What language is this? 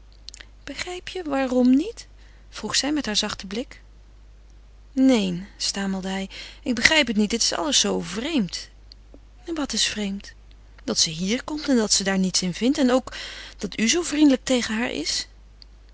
Dutch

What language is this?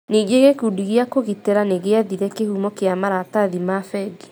Kikuyu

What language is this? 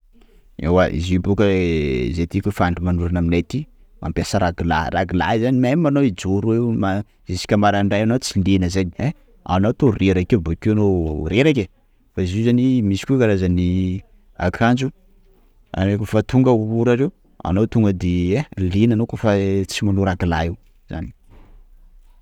Sakalava Malagasy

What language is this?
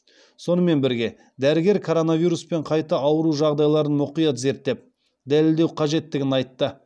Kazakh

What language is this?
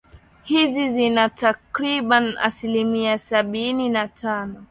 Swahili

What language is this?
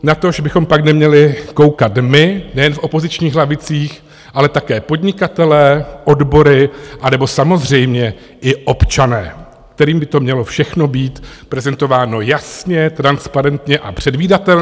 Czech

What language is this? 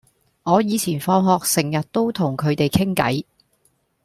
Cantonese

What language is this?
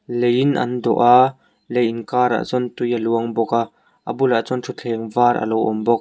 Mizo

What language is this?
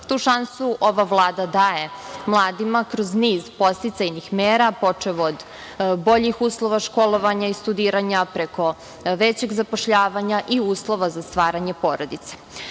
Serbian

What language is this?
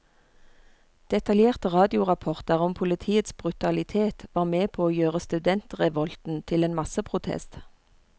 Norwegian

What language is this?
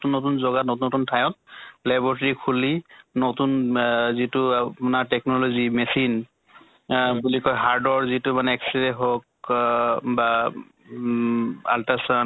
Assamese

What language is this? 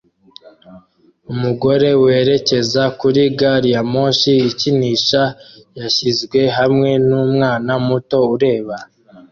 Kinyarwanda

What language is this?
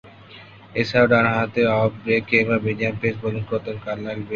Bangla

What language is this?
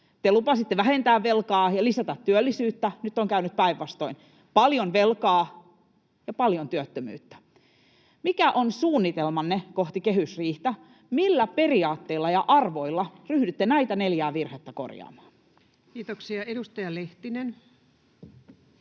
Finnish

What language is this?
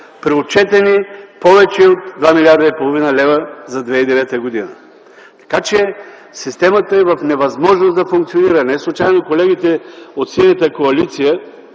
Bulgarian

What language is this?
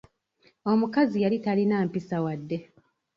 Ganda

